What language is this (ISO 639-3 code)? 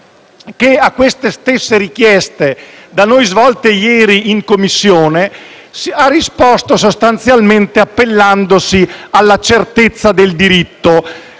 ita